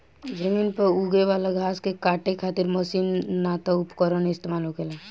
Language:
Bhojpuri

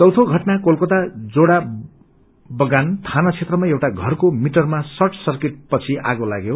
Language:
Nepali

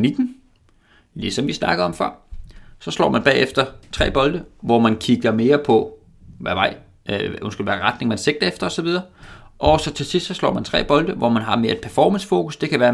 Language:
Danish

